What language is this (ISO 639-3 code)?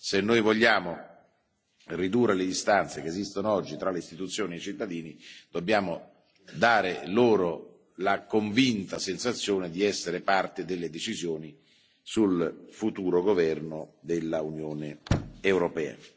ita